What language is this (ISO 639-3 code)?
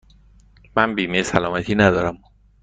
fas